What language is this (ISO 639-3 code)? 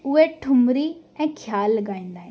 snd